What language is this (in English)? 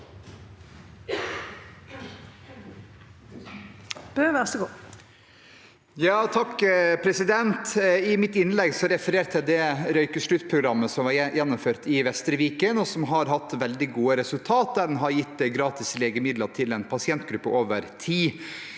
Norwegian